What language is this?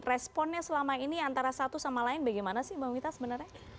Indonesian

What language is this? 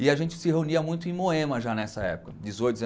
Portuguese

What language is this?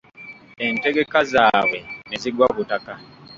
Ganda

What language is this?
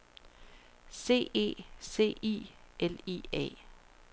Danish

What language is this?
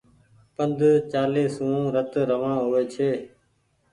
Goaria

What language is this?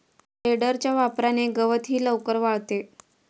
Marathi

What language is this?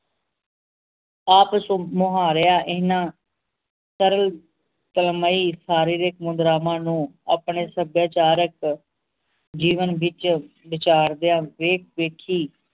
Punjabi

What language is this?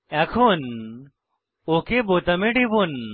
Bangla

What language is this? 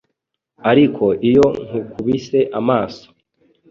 Kinyarwanda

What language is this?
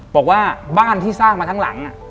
Thai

